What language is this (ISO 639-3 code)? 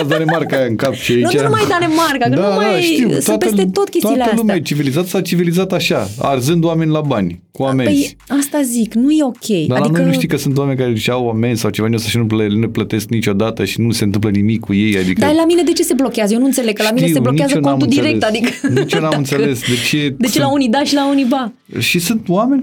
ron